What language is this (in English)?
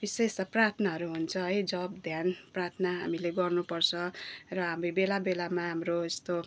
Nepali